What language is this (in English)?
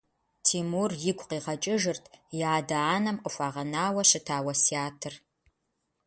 Kabardian